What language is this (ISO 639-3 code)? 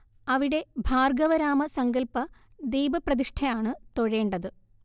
mal